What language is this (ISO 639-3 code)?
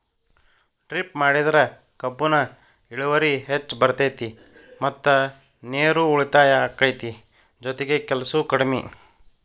kan